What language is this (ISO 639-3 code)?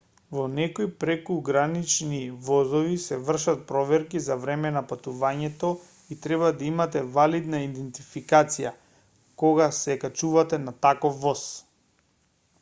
mkd